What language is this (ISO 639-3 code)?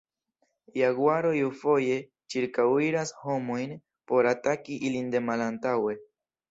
epo